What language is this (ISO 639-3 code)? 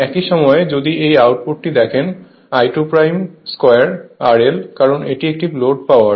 ben